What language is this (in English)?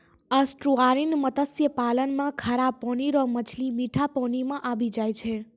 Maithili